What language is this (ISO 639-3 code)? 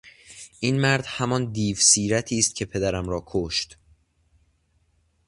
fas